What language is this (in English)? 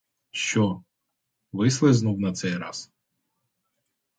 Ukrainian